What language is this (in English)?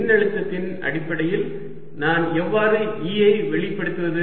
Tamil